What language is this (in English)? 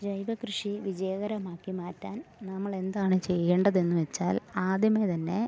Malayalam